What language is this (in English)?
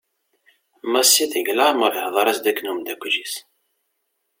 Kabyle